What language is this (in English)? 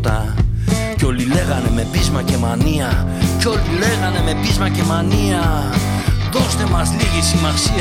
Greek